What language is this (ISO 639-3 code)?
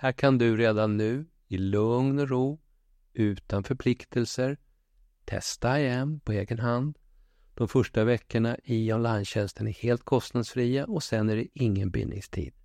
swe